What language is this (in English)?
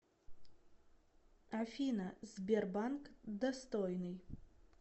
Russian